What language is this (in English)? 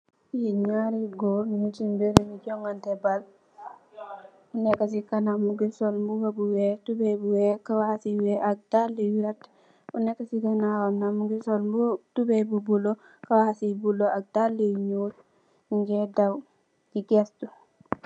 Wolof